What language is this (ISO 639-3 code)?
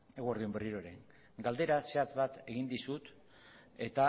eus